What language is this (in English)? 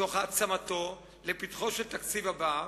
Hebrew